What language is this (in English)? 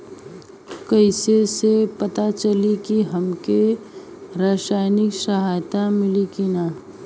Bhojpuri